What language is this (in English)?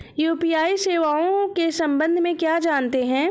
Hindi